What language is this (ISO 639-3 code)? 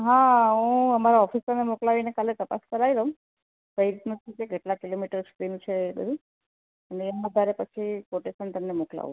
guj